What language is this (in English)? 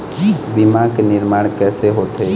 Chhattisgarhi